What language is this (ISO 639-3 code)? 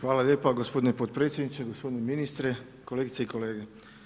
hrv